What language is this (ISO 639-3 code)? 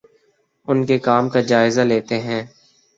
urd